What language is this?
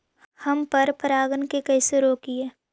Magahi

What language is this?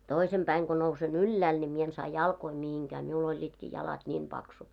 Finnish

